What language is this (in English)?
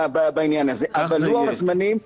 Hebrew